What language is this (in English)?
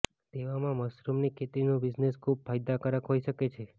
Gujarati